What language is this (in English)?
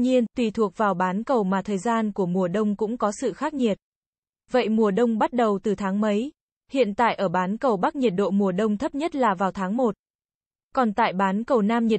Vietnamese